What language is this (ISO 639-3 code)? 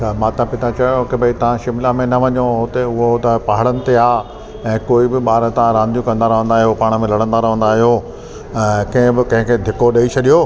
snd